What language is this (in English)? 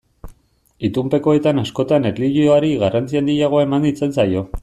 Basque